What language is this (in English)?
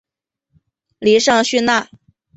Chinese